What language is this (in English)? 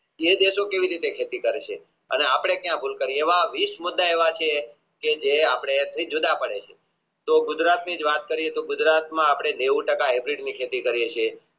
Gujarati